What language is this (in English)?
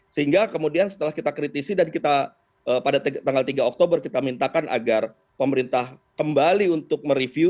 Indonesian